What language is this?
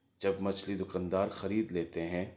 Urdu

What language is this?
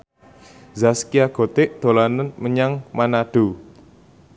Javanese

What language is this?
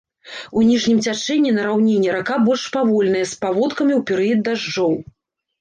Belarusian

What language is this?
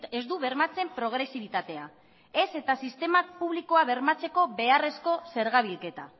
Basque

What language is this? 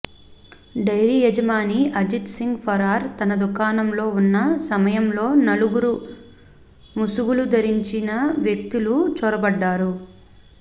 Telugu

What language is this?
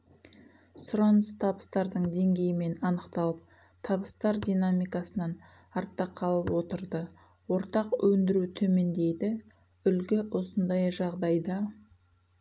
Kazakh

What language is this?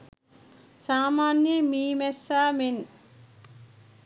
Sinhala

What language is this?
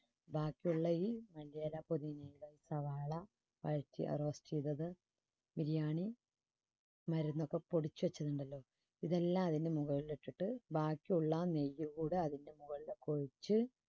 Malayalam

